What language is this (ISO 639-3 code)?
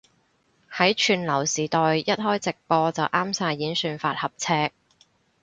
yue